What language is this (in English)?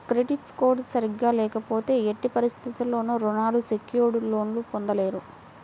Telugu